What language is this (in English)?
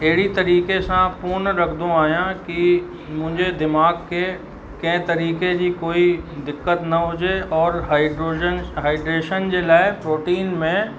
Sindhi